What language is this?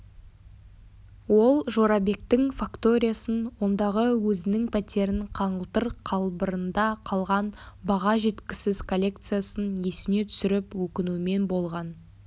Kazakh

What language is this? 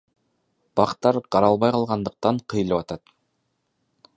Kyrgyz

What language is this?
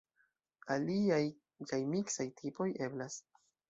Esperanto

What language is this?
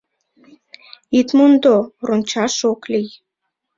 Mari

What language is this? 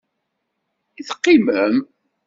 Kabyle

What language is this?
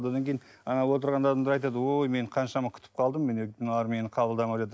Kazakh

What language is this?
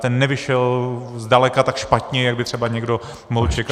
Czech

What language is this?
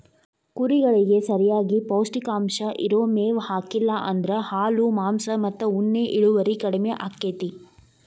Kannada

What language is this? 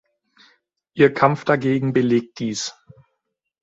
German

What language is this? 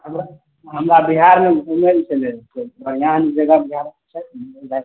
Maithili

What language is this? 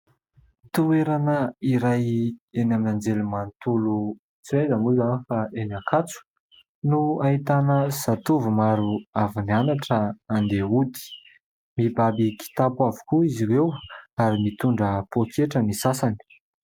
Malagasy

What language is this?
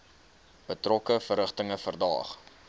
Afrikaans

